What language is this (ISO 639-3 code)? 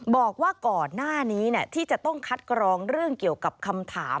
tha